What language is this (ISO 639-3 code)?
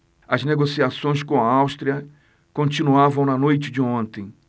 por